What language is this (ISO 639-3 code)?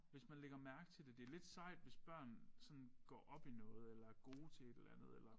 dan